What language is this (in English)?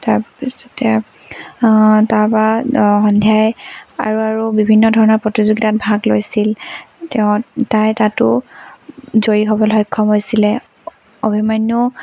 Assamese